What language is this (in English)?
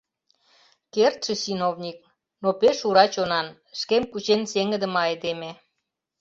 Mari